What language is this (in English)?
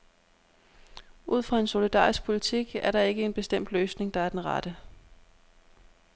Danish